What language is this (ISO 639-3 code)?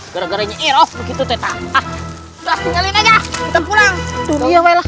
ind